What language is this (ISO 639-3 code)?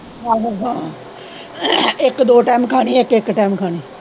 pan